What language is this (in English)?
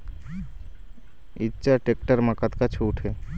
Chhattisgarhi